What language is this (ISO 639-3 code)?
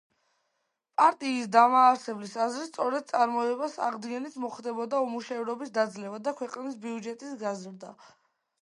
kat